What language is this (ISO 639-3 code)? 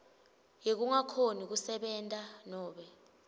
ssw